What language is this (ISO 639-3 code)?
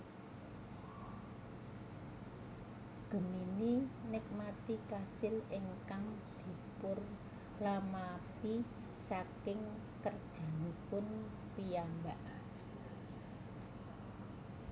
jav